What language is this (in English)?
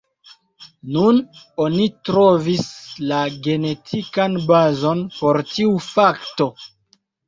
Esperanto